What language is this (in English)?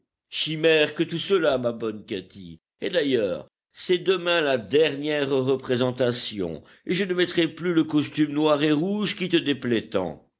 French